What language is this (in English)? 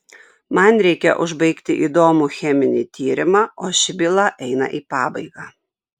Lithuanian